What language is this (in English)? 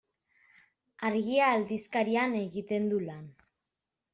Basque